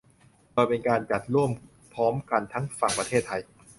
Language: Thai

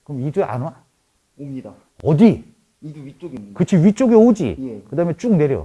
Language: Korean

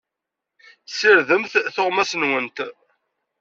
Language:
Kabyle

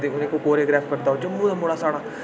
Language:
Dogri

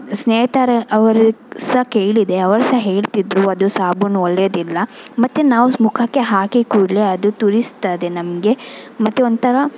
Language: Kannada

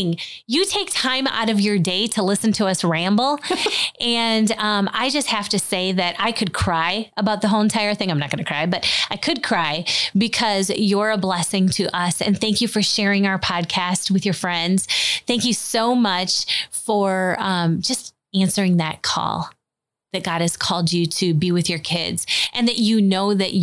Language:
English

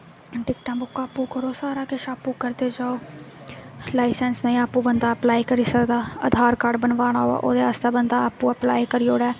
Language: Dogri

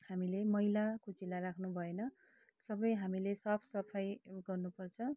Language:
Nepali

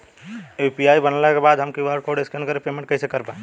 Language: Bhojpuri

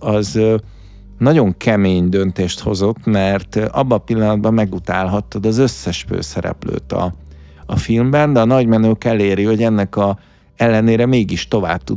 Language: Hungarian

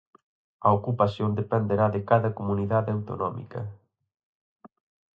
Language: Galician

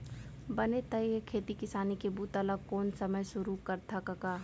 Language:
Chhattisgarhi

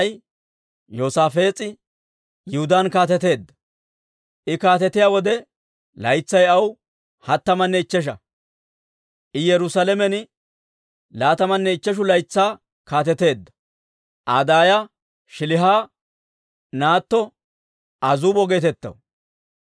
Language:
Dawro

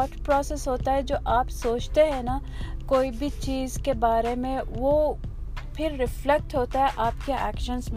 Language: Urdu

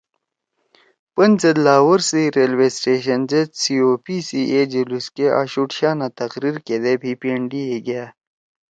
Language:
Torwali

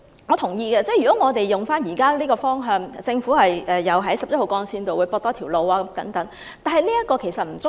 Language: Cantonese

